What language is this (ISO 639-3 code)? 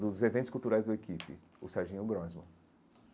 por